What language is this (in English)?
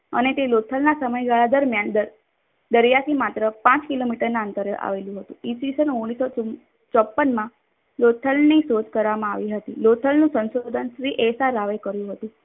Gujarati